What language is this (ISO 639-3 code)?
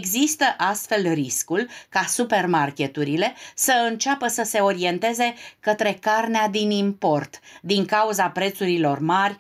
ron